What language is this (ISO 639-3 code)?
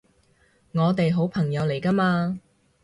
yue